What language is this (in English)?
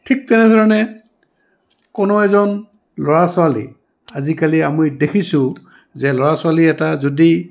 Assamese